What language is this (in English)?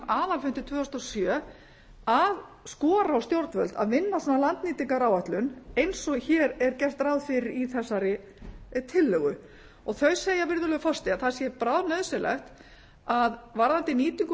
Icelandic